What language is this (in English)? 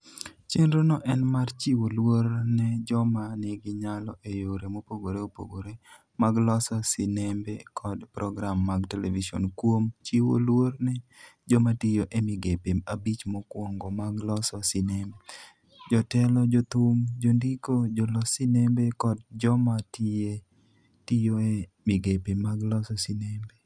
Luo (Kenya and Tanzania)